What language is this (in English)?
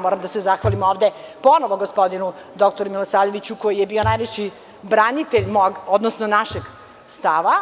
Serbian